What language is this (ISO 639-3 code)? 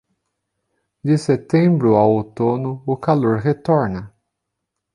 por